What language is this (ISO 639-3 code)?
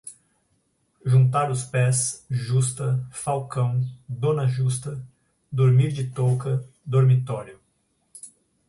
por